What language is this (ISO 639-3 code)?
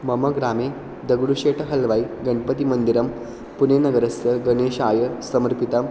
san